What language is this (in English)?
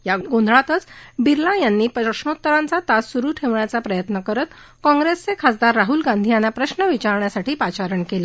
Marathi